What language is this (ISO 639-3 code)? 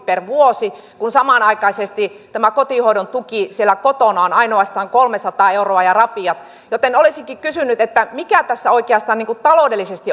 fin